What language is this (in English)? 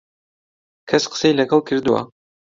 Central Kurdish